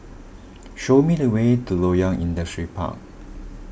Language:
English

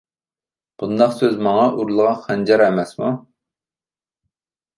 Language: Uyghur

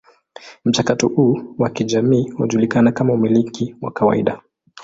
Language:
Swahili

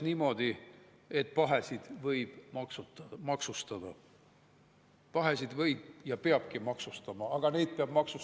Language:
Estonian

